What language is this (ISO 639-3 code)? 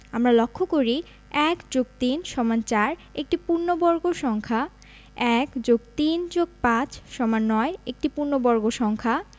ben